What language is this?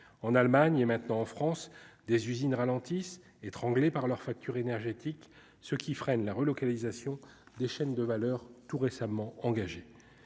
French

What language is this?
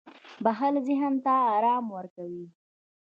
Pashto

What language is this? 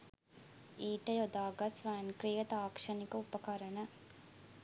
Sinhala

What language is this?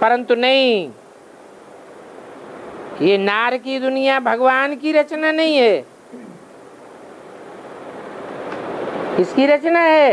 Hindi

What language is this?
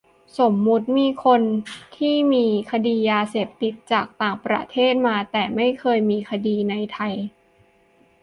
Thai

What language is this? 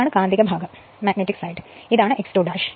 Malayalam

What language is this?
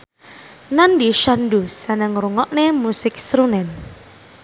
Javanese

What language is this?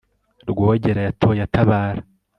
Kinyarwanda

